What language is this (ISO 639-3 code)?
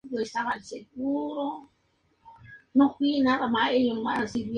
spa